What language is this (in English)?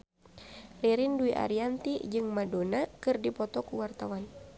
Sundanese